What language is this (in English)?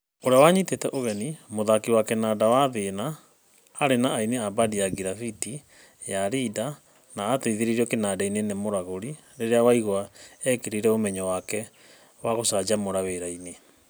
Kikuyu